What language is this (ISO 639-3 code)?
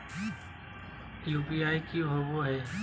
mag